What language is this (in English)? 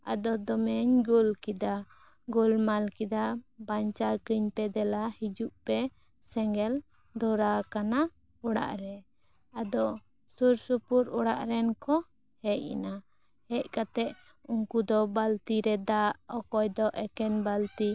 Santali